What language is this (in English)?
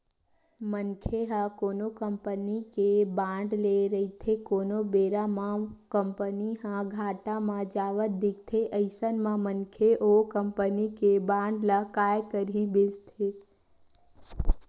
Chhattisgarhi